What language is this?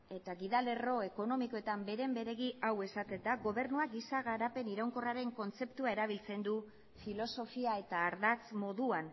Basque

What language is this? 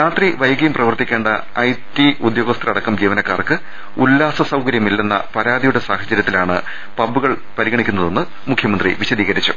Malayalam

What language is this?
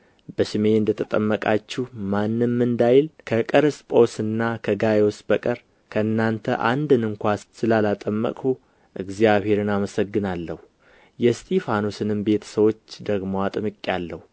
Amharic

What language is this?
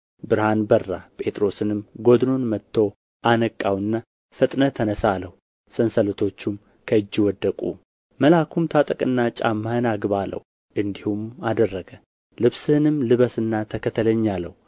Amharic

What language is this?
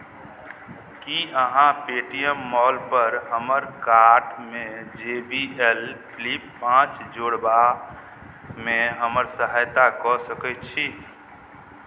Maithili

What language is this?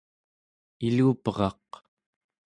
Central Yupik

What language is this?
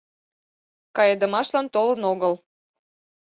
Mari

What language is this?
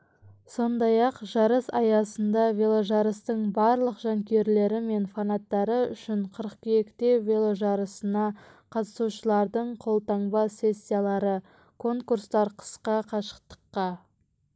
Kazakh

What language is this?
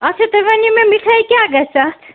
Kashmiri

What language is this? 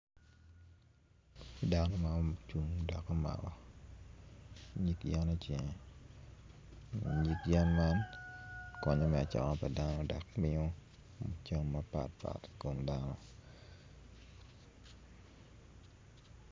Acoli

